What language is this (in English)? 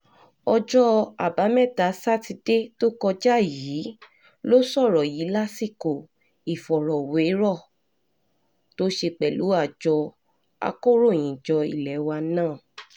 Yoruba